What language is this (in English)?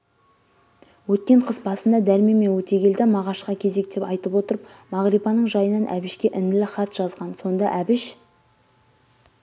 Kazakh